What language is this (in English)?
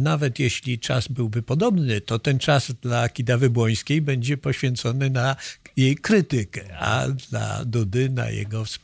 Polish